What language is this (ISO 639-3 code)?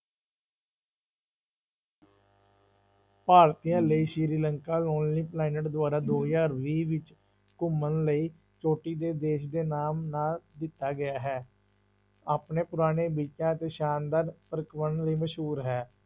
pan